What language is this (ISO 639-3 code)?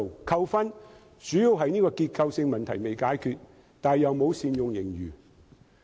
yue